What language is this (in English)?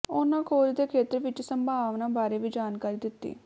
Punjabi